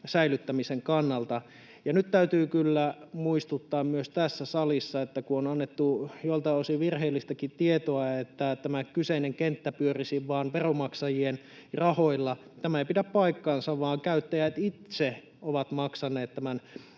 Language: Finnish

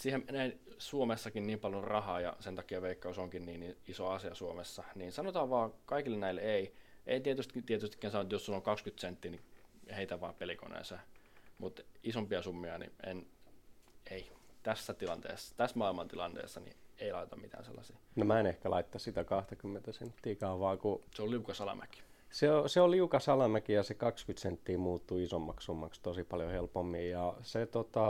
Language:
Finnish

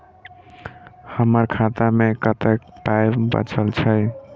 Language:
Maithili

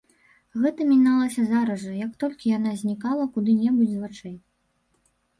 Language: Belarusian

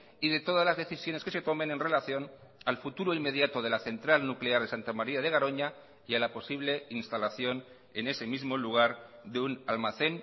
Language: Spanish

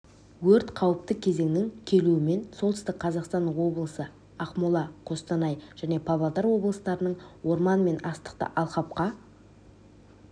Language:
Kazakh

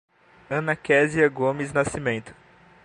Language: Portuguese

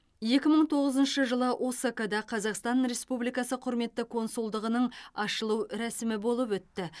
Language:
Kazakh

